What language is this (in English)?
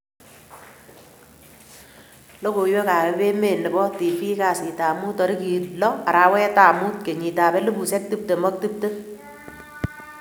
Kalenjin